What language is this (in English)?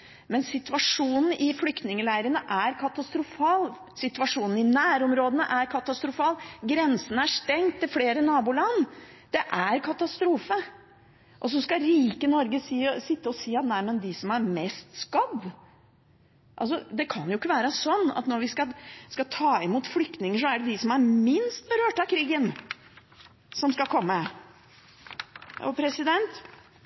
Norwegian Bokmål